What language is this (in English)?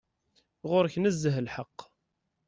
Kabyle